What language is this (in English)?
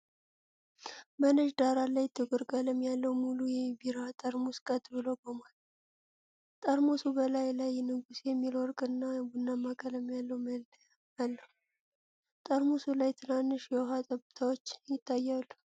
Amharic